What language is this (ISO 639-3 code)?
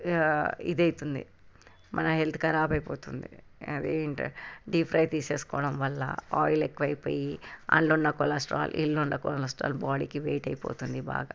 tel